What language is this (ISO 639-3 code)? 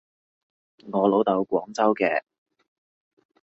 yue